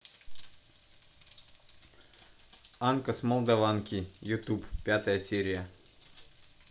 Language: Russian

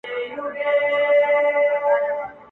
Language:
Pashto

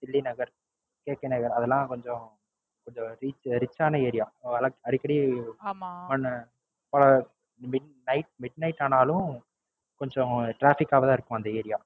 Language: Tamil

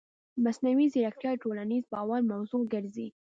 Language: Pashto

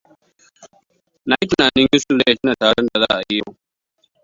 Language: Hausa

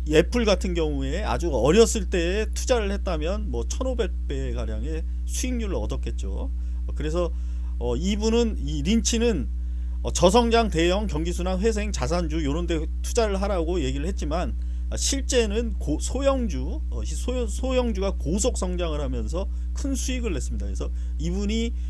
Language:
Korean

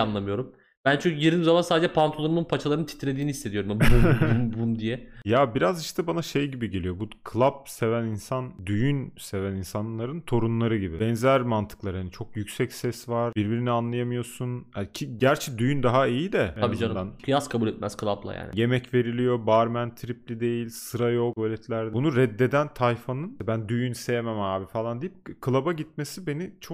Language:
Turkish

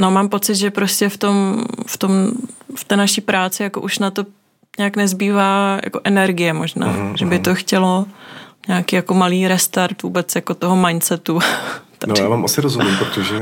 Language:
Czech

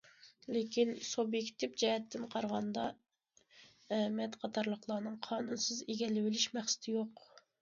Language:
Uyghur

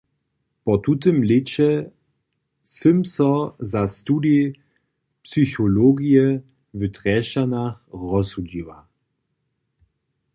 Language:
Upper Sorbian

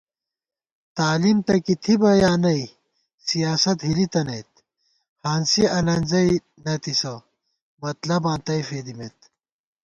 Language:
Gawar-Bati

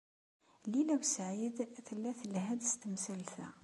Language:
Kabyle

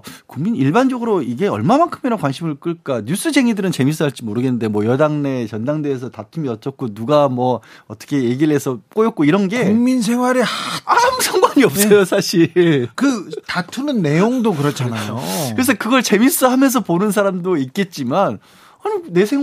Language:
Korean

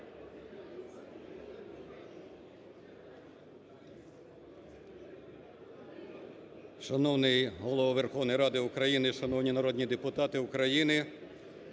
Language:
Ukrainian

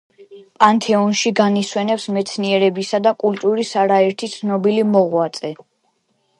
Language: Georgian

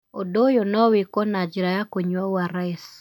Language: Kikuyu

